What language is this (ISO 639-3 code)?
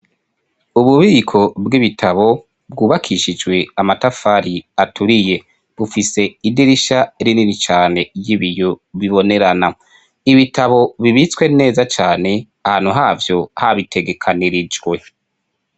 run